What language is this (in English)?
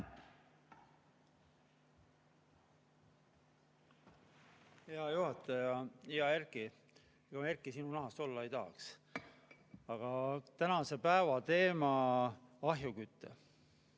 Estonian